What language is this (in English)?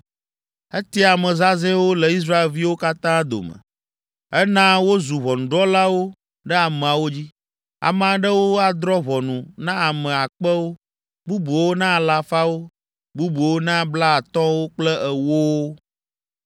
Ewe